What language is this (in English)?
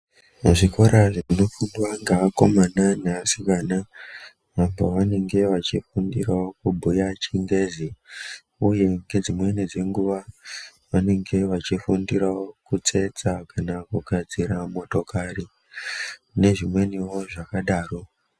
Ndau